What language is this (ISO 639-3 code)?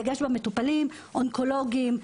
heb